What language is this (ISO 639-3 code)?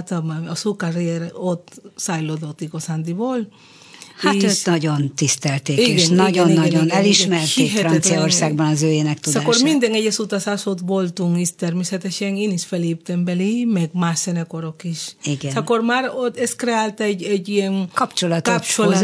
hun